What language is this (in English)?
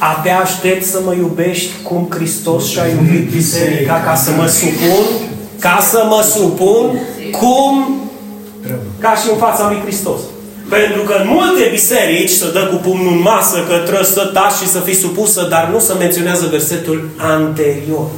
Romanian